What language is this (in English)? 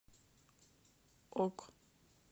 Russian